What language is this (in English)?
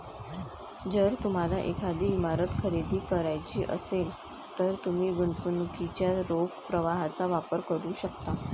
Marathi